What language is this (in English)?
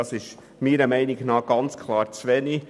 Swiss German